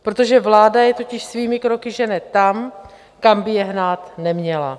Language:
Czech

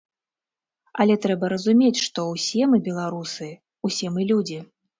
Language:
Belarusian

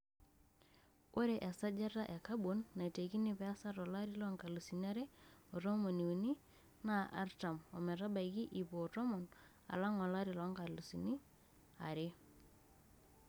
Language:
Masai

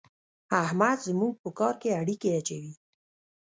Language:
Pashto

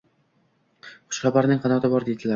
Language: Uzbek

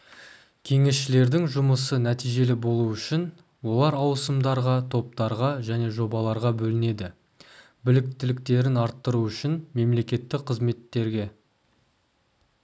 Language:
Kazakh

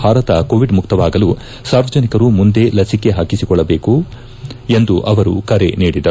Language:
Kannada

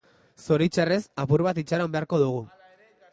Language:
Basque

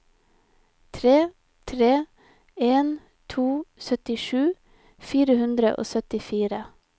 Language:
Norwegian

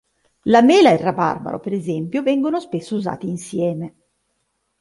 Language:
Italian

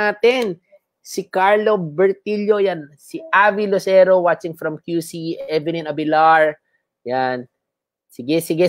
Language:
Filipino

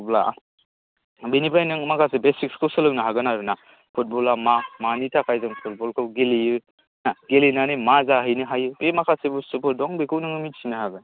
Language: Bodo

